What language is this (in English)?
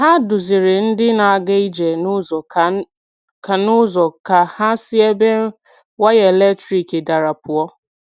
Igbo